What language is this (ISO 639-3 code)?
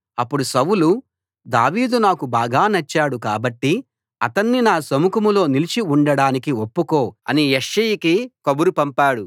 tel